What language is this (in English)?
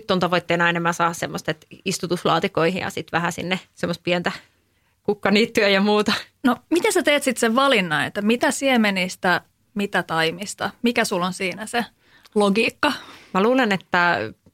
Finnish